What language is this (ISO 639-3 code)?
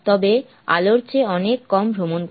ben